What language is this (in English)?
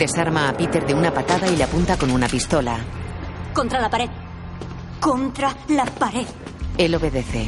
Spanish